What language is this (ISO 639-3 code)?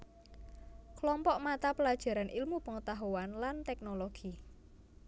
jav